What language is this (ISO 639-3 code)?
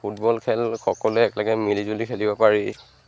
asm